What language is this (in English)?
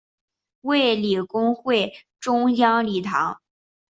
Chinese